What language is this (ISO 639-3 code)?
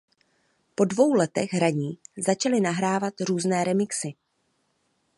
ces